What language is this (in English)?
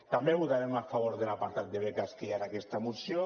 Catalan